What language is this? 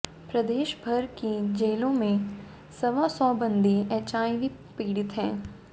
Hindi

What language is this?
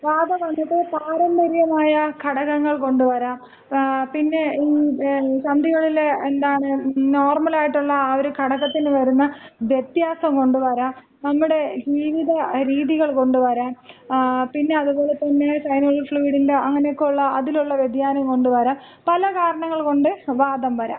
Malayalam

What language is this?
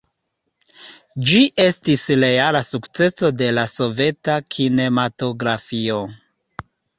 Esperanto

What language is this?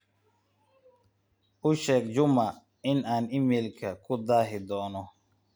Somali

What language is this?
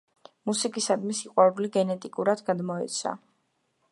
Georgian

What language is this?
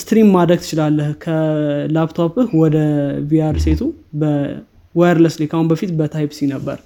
Amharic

